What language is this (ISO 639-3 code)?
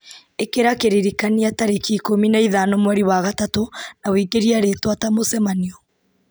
kik